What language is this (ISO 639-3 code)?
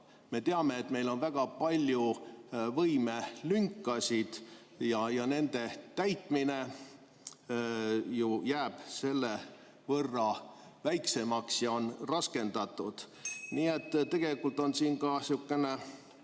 est